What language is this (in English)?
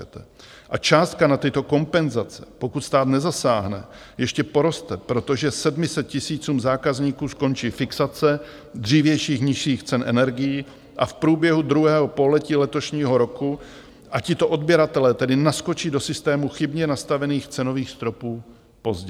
Czech